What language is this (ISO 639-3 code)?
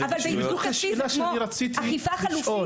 heb